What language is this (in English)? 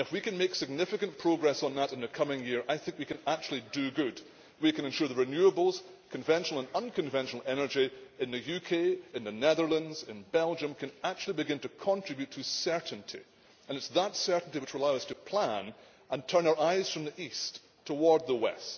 English